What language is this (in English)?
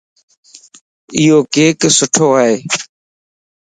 Lasi